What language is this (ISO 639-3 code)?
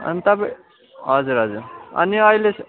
nep